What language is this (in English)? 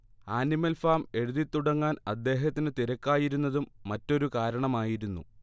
Malayalam